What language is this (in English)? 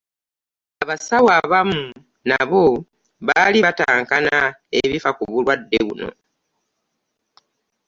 Ganda